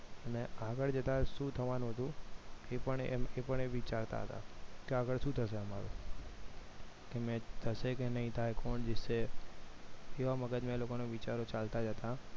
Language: Gujarati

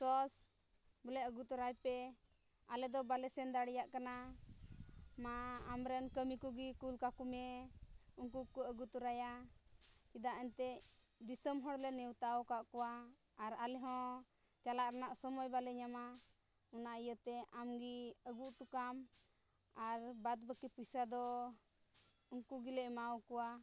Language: Santali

